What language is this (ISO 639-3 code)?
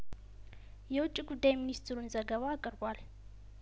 amh